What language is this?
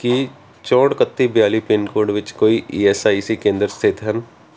Punjabi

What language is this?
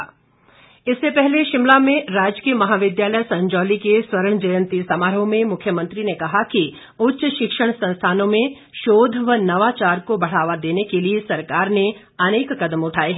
Hindi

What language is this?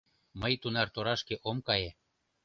Mari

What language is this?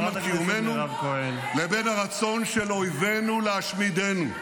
Hebrew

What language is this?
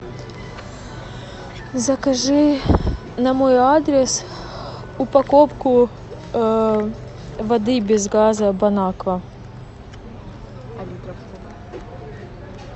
Russian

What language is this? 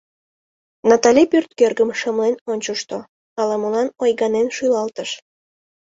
Mari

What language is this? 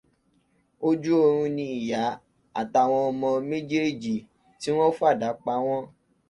Yoruba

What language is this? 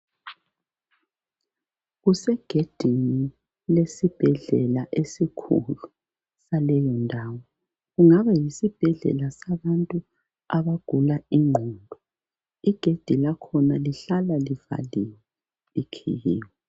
North Ndebele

